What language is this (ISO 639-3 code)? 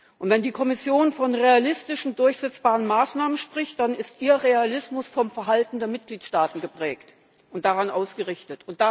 deu